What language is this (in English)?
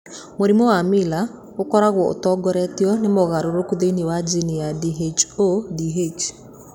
Kikuyu